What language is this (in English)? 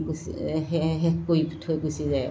Assamese